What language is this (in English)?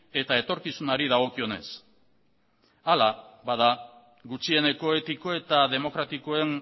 Basque